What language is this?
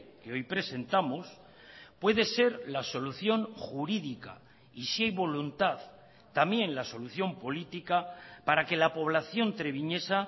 Spanish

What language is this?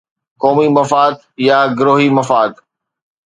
Sindhi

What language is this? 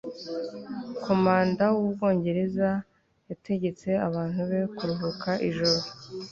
Kinyarwanda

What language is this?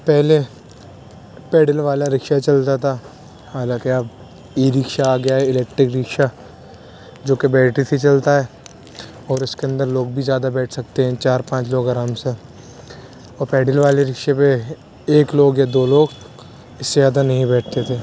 Urdu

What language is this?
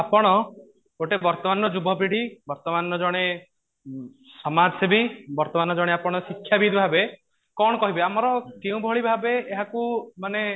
Odia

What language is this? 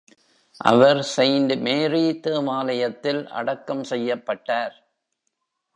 Tamil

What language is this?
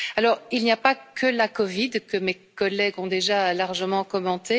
French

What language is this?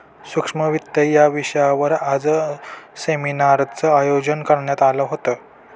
Marathi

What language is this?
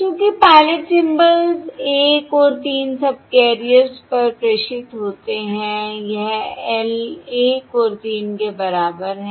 Hindi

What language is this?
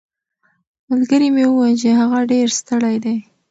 Pashto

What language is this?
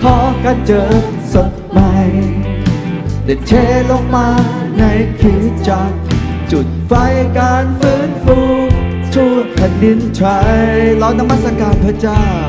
Thai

